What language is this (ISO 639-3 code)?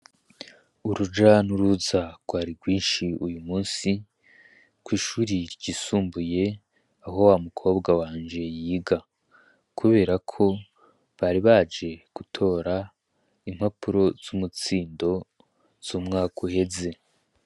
run